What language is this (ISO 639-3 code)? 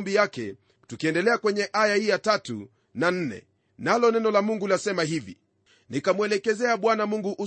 swa